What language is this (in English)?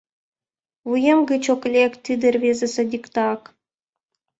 Mari